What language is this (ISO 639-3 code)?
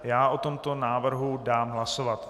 ces